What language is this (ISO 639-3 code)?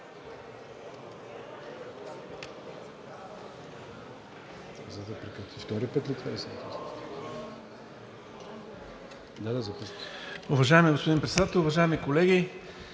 bul